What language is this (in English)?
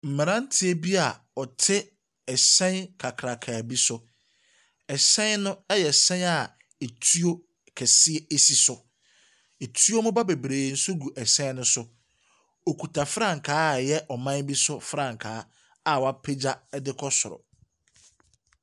Akan